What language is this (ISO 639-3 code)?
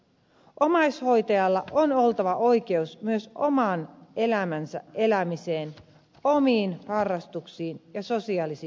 fin